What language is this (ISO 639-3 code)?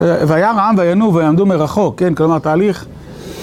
heb